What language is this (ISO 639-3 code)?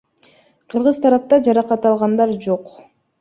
kir